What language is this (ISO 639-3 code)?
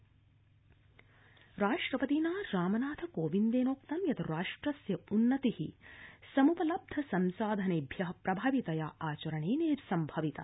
san